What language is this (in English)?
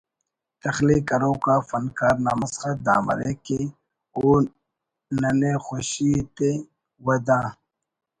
Brahui